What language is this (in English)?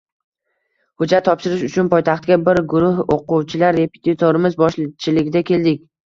Uzbek